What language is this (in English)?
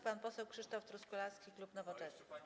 Polish